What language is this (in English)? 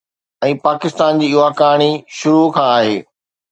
Sindhi